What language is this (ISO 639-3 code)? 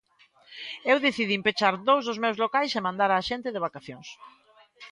glg